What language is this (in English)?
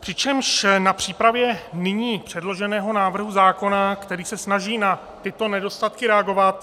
Czech